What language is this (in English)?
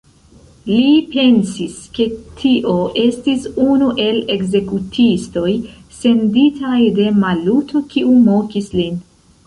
Esperanto